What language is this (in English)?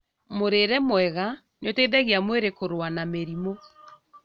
Kikuyu